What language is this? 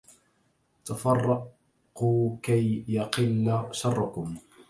Arabic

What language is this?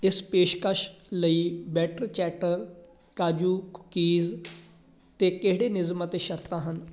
Punjabi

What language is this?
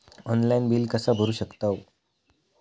Marathi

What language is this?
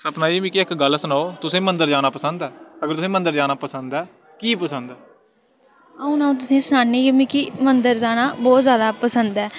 Dogri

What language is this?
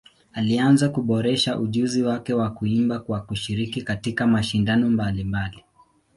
Swahili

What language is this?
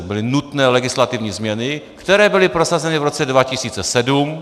Czech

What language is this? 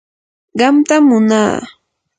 Yanahuanca Pasco Quechua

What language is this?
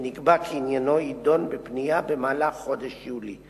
Hebrew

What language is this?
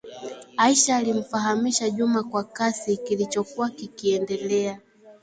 Swahili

